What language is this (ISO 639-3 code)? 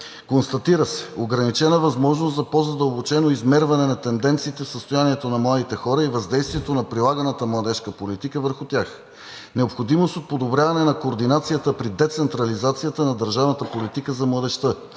bul